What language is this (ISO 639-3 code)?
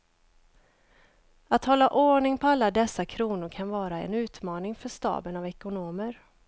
swe